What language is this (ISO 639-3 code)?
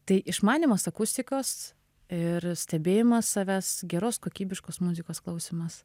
lit